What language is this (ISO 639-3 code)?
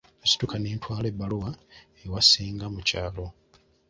lug